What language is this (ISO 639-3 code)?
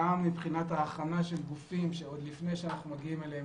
heb